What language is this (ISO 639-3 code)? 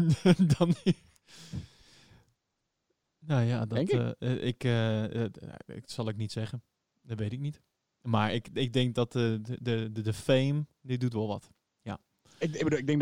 nld